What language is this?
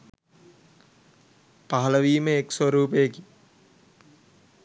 Sinhala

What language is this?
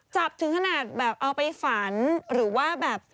Thai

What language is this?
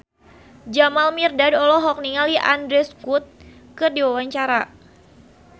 Sundanese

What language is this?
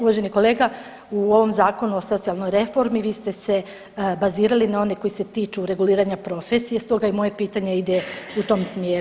Croatian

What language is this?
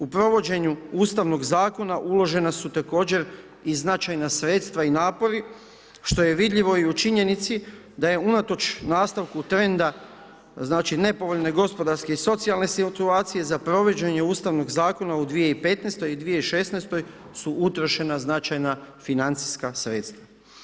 Croatian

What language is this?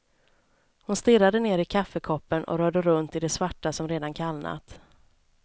Swedish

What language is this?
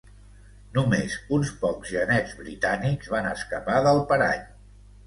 Catalan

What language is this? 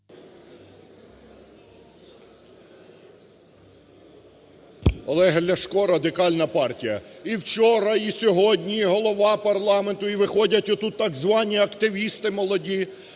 Ukrainian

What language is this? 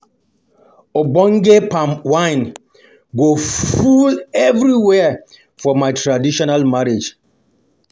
Nigerian Pidgin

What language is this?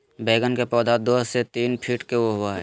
Magahi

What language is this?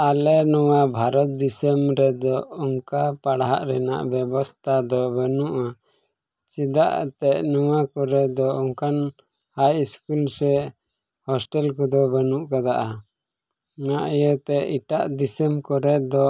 Santali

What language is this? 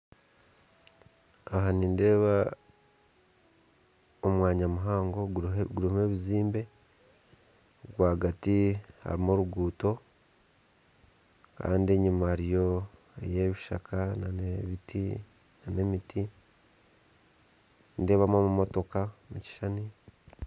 Nyankole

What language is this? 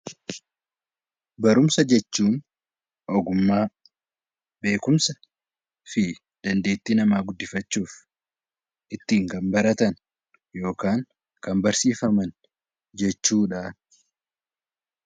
Oromo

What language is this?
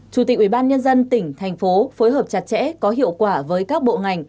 Vietnamese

